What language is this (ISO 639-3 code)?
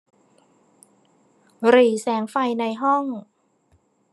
tha